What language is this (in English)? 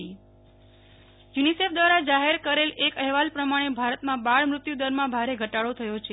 Gujarati